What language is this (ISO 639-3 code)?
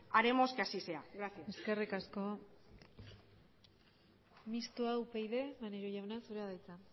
eus